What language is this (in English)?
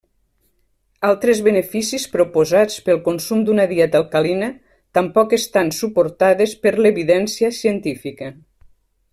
Catalan